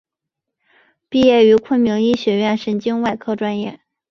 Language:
Chinese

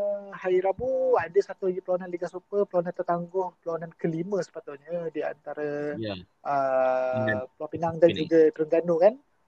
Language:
Malay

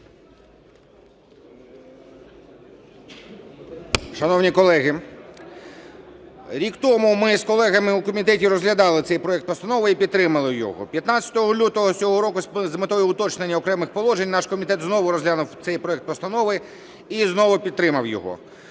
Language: Ukrainian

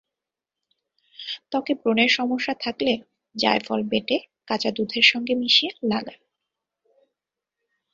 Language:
Bangla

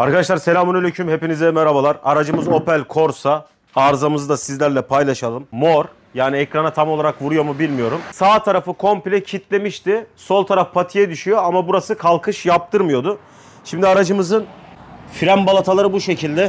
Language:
Turkish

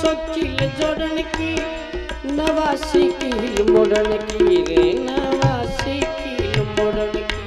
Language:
Hindi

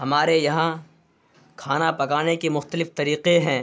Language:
Urdu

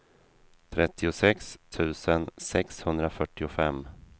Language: Swedish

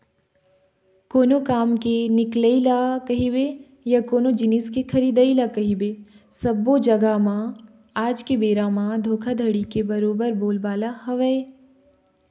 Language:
Chhattisgarhi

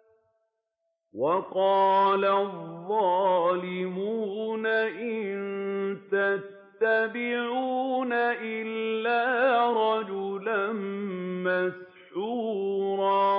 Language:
Arabic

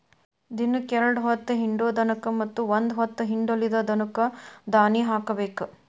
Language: Kannada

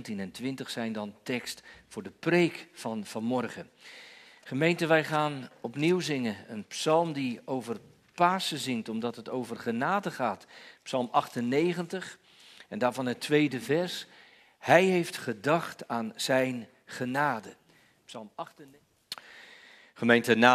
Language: Dutch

